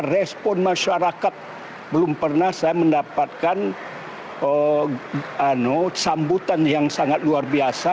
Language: Indonesian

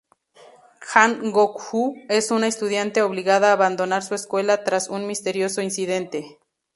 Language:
Spanish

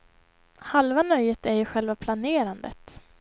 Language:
Swedish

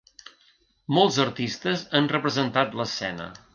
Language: Catalan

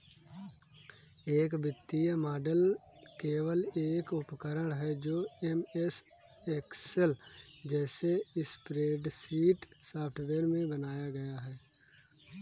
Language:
Hindi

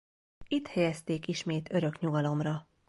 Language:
Hungarian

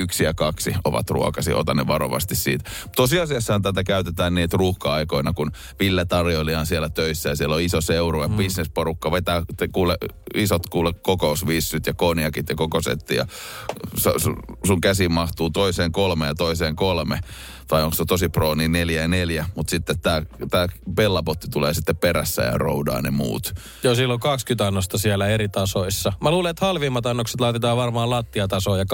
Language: Finnish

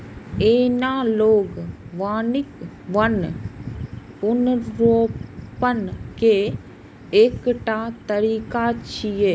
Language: Maithili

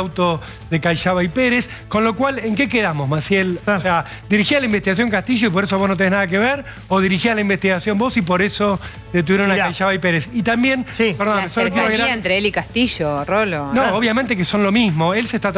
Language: Spanish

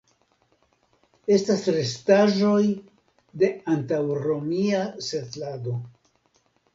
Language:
Esperanto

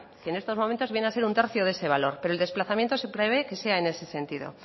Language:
Spanish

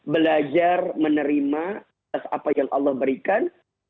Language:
Indonesian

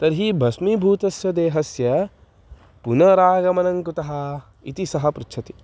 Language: Sanskrit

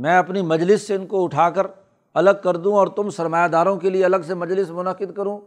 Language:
Urdu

